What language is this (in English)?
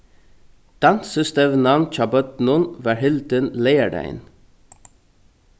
Faroese